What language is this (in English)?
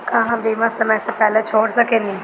Bhojpuri